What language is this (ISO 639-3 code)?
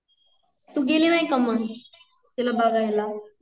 mar